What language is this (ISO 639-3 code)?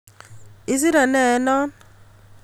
kln